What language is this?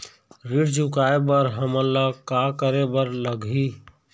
Chhattisgarhi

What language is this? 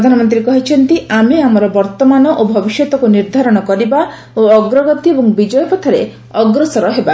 Odia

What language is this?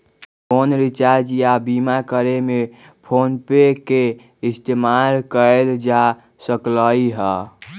Magahi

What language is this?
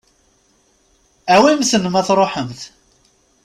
Kabyle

